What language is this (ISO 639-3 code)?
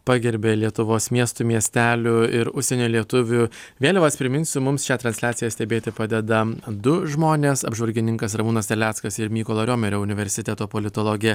lit